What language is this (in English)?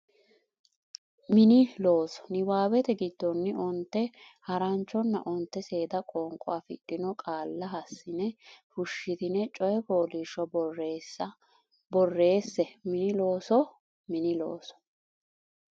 Sidamo